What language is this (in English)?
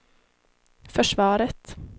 Swedish